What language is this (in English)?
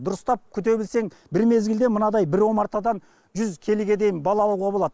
Kazakh